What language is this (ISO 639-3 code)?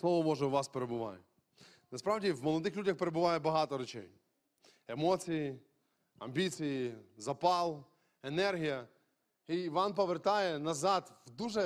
ukr